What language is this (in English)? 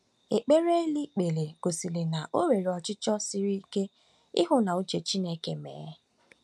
Igbo